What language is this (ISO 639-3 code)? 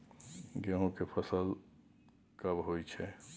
mai